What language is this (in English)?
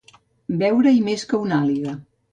Catalan